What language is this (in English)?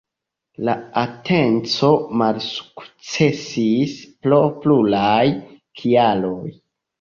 Esperanto